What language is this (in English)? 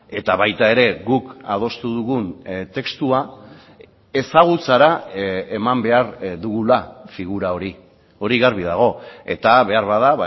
Basque